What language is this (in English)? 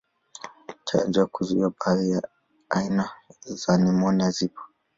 Swahili